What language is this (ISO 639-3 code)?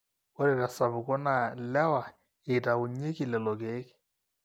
mas